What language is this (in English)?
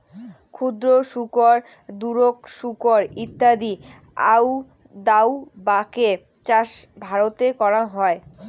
Bangla